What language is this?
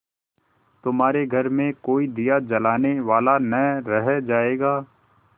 Hindi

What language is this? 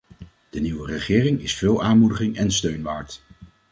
Dutch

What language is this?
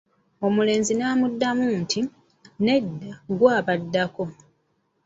Ganda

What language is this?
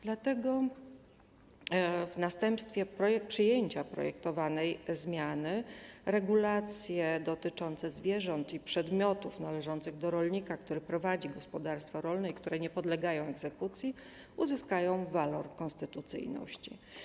Polish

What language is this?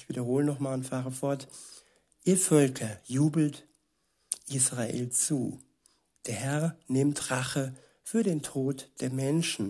German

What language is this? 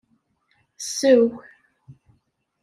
Kabyle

